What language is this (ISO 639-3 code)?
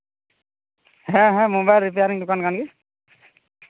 sat